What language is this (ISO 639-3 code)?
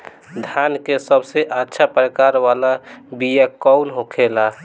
bho